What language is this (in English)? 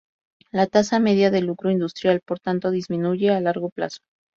Spanish